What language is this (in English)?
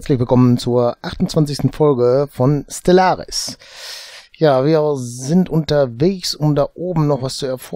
German